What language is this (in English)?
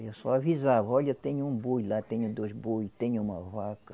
Portuguese